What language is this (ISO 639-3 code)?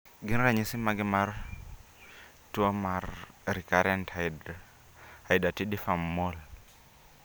luo